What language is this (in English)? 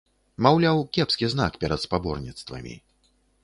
Belarusian